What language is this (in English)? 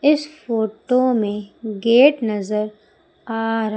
Hindi